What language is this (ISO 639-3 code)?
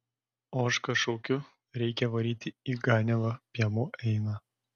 lit